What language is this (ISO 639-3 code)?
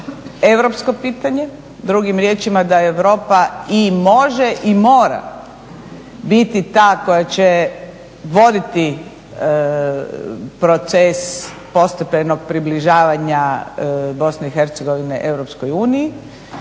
hrv